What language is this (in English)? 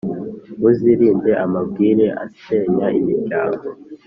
Kinyarwanda